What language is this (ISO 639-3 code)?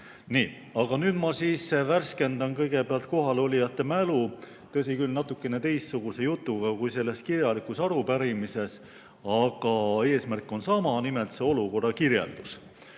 est